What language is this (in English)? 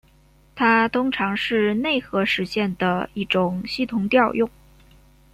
Chinese